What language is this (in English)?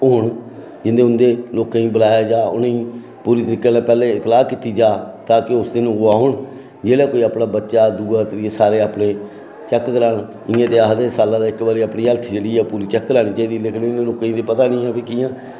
Dogri